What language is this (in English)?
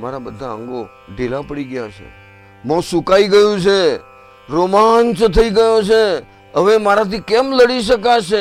Gujarati